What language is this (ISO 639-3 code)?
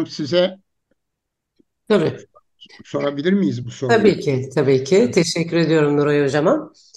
tur